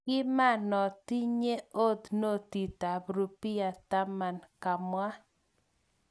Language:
Kalenjin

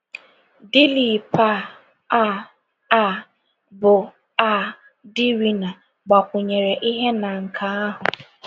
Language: Igbo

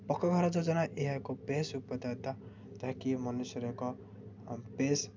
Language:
Odia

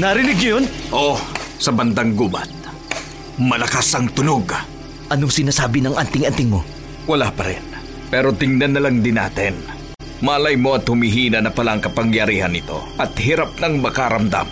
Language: Filipino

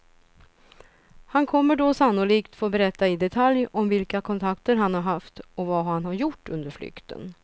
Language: Swedish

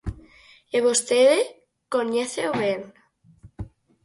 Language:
Galician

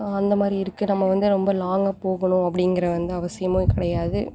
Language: Tamil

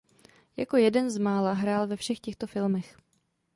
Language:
Czech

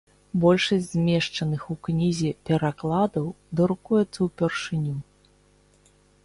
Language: Belarusian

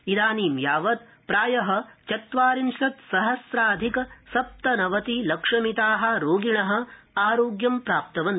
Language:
Sanskrit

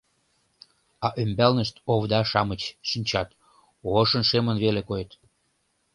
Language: Mari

